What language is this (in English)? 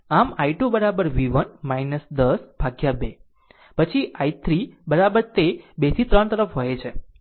Gujarati